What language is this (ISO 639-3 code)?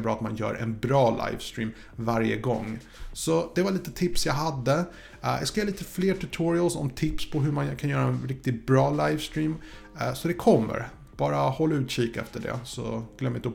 swe